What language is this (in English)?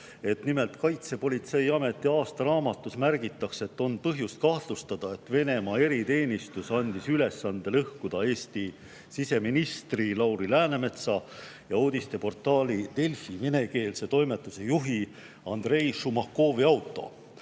Estonian